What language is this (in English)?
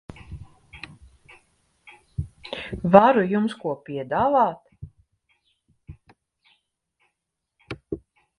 Latvian